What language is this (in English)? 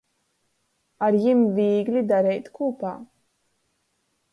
Latgalian